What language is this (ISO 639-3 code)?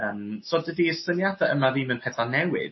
cym